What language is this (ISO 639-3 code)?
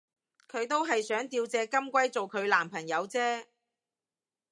yue